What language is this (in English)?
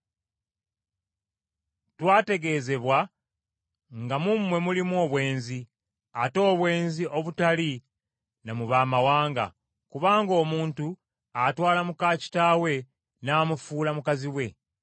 Ganda